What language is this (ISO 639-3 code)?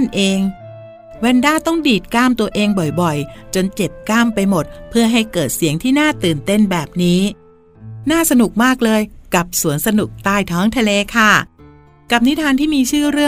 tha